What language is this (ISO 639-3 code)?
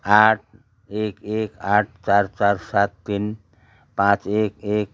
nep